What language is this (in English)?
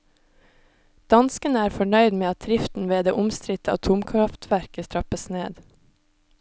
Norwegian